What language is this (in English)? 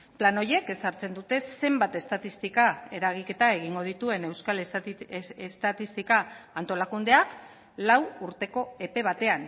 Basque